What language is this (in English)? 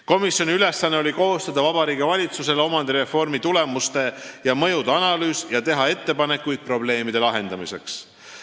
Estonian